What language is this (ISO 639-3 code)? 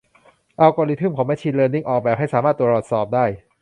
tha